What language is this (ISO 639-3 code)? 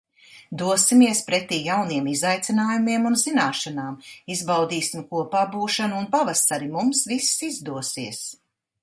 lav